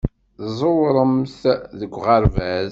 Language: Kabyle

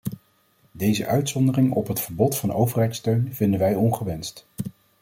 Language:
Dutch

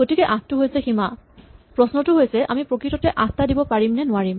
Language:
Assamese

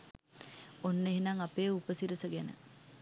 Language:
Sinhala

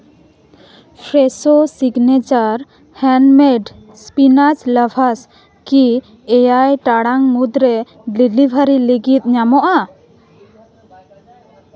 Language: Santali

